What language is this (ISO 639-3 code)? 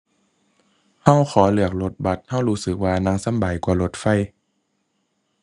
tha